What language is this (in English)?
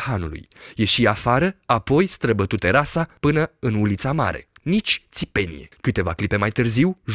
Romanian